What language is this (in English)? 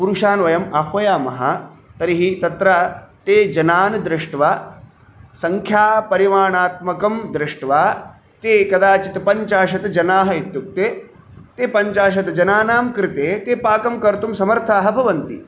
Sanskrit